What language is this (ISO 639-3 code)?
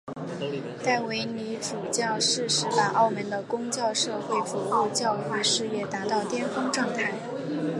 zho